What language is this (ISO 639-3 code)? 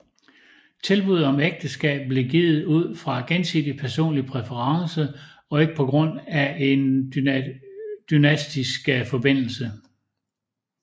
dan